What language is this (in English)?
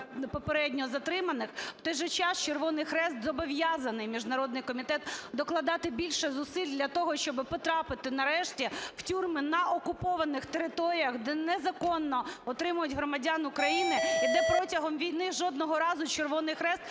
Ukrainian